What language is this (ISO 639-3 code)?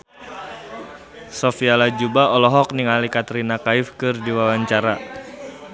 sun